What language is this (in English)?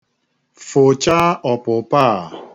Igbo